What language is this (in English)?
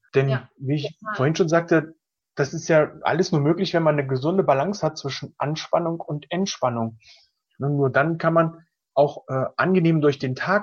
German